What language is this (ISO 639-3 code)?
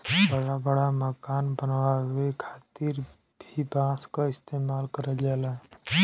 bho